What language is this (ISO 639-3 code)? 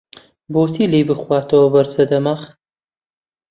ckb